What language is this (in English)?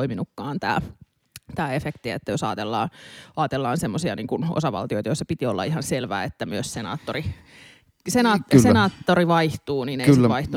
Finnish